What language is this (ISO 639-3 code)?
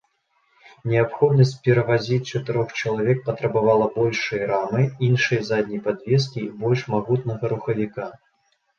bel